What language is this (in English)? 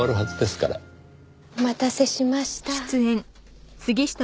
Japanese